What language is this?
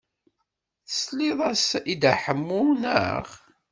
Kabyle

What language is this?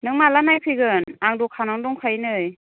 Bodo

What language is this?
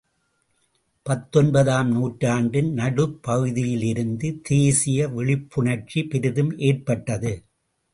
Tamil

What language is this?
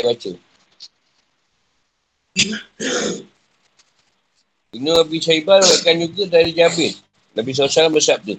Malay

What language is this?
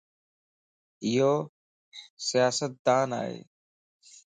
Lasi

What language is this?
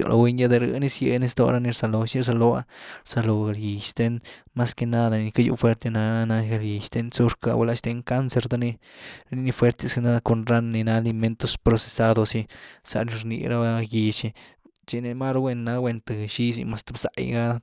Güilá Zapotec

